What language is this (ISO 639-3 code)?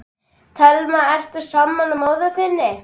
isl